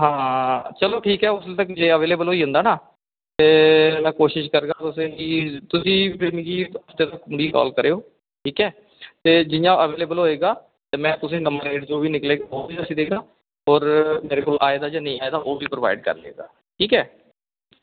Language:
Dogri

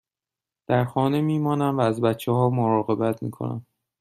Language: Persian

